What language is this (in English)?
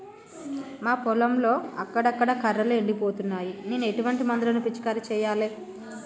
Telugu